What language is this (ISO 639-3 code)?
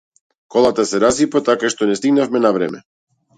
mkd